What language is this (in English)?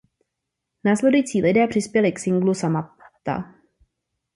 Czech